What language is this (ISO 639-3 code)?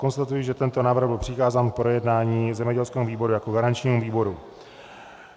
ces